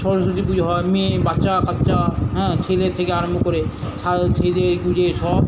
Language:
Bangla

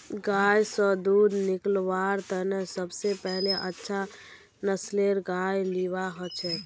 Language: Magahi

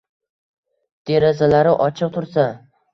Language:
Uzbek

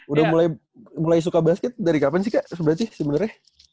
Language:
Indonesian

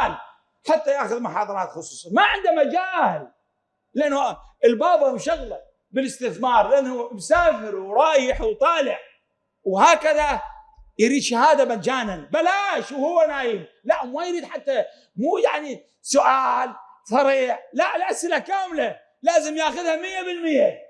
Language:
Arabic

